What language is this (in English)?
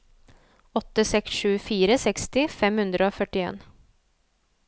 Norwegian